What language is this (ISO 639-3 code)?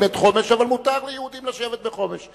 heb